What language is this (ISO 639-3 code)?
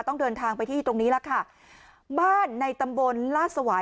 tha